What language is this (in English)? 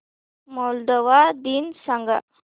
Marathi